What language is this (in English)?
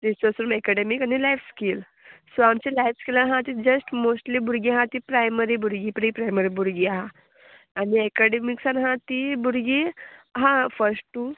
Konkani